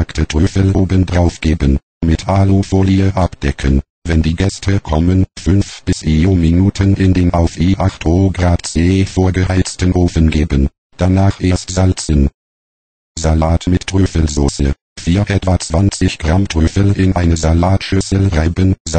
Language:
German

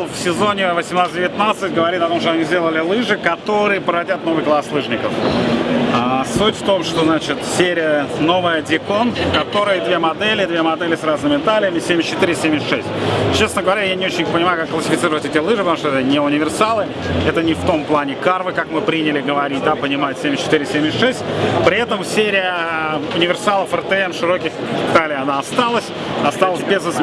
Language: Russian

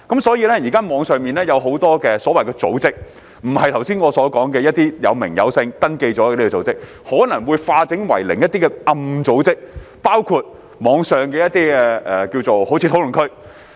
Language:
Cantonese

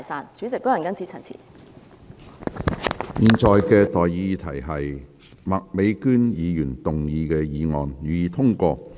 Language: Cantonese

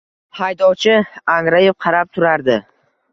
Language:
Uzbek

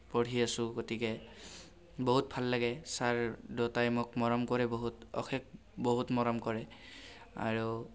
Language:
Assamese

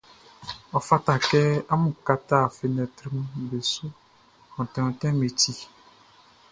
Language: Baoulé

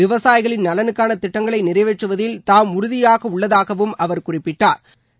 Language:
Tamil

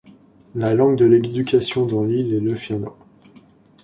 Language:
French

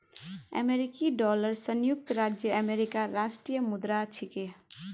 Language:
Magahi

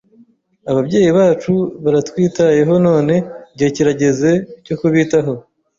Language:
Kinyarwanda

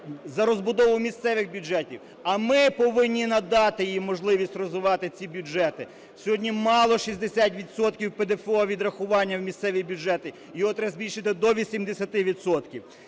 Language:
Ukrainian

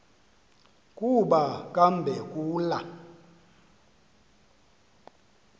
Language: Xhosa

